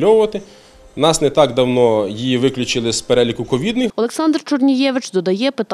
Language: Ukrainian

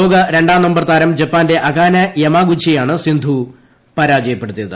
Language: Malayalam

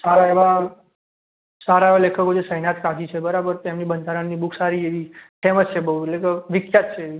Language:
Gujarati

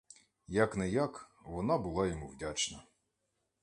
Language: Ukrainian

